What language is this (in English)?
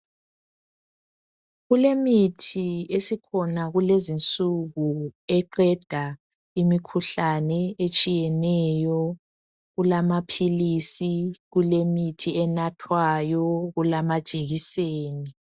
North Ndebele